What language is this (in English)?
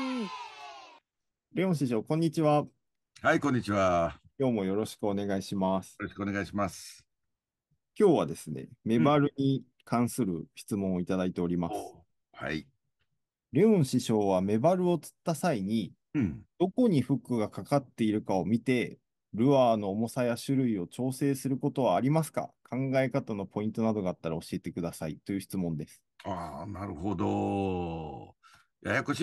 Japanese